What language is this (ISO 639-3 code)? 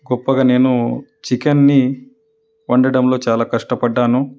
tel